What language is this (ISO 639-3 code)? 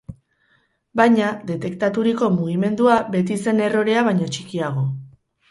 eus